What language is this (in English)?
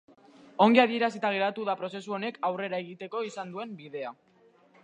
Basque